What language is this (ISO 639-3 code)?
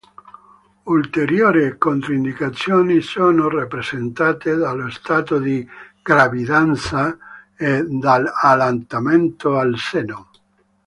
ita